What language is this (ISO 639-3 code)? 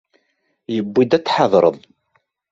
kab